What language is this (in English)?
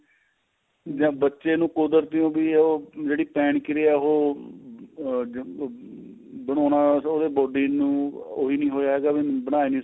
Punjabi